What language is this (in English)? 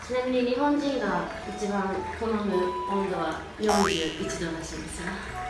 Japanese